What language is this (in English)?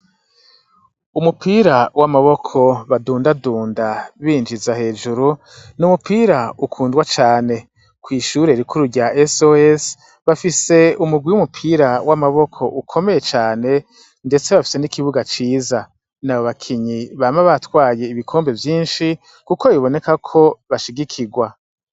Rundi